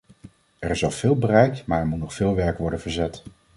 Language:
Dutch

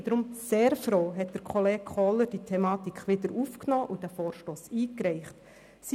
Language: Swiss German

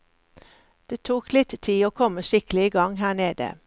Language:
Norwegian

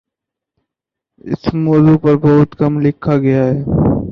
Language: Urdu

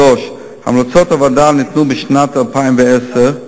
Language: Hebrew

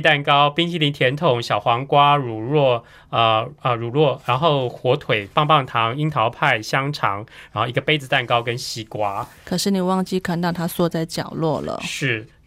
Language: Chinese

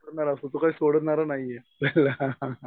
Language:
Marathi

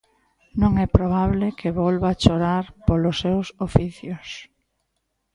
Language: Galician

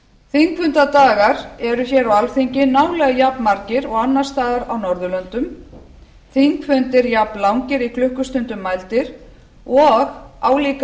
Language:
Icelandic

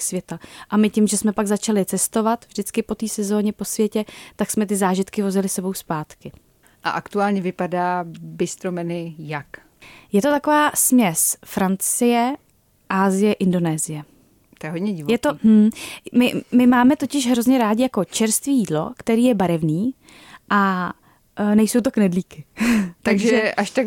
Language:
Czech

